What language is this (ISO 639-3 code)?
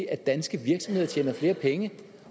dan